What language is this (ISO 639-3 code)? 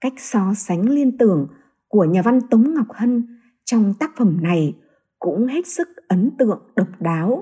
vie